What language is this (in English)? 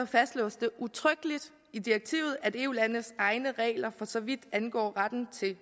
Danish